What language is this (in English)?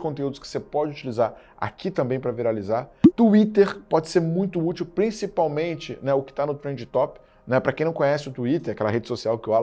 Portuguese